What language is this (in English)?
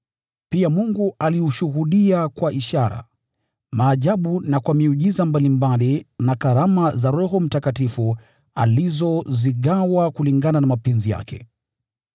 Swahili